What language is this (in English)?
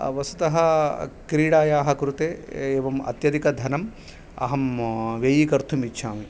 Sanskrit